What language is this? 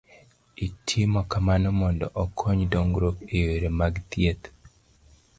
Luo (Kenya and Tanzania)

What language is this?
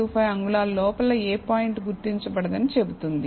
Telugu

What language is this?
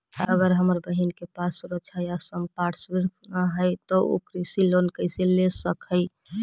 Magahi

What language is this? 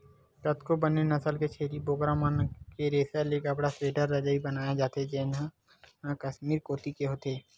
Chhattisgarhi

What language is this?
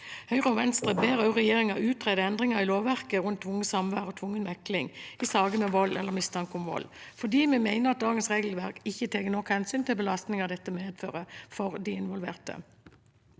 Norwegian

